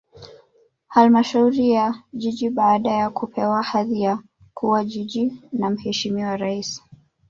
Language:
Swahili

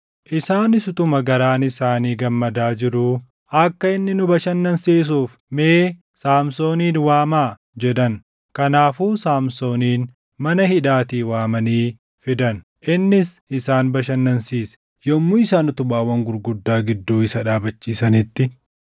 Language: Oromo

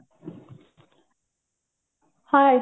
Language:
Odia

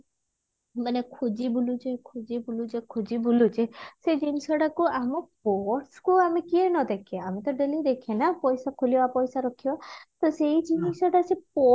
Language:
Odia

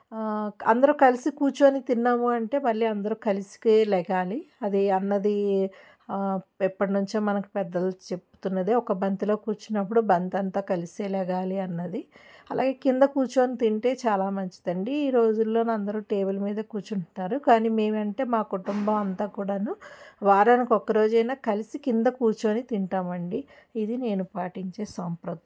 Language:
Telugu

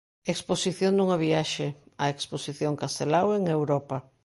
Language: Galician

